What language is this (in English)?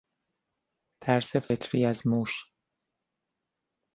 Persian